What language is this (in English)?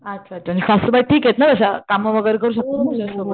Marathi